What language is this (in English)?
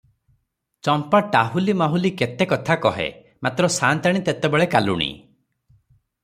Odia